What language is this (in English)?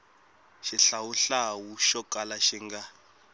Tsonga